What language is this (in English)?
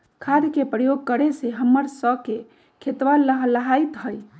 Magahi